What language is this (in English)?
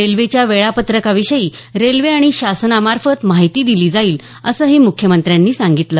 Marathi